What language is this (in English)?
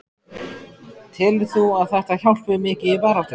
Icelandic